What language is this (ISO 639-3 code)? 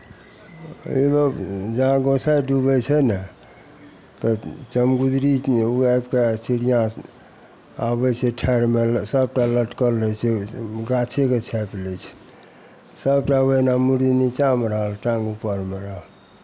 mai